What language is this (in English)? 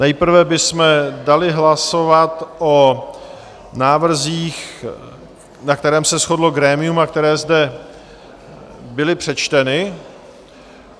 Czech